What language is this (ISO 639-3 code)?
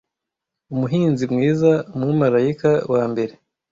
kin